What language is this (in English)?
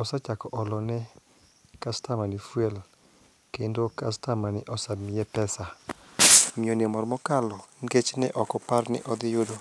Luo (Kenya and Tanzania)